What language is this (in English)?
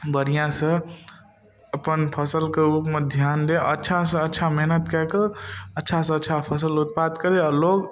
Maithili